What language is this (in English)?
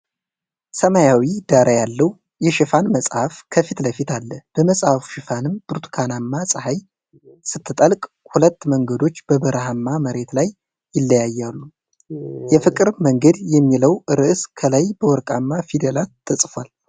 Amharic